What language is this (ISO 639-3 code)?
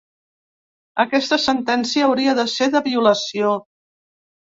cat